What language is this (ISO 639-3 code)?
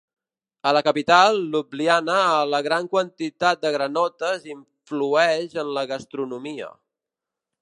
cat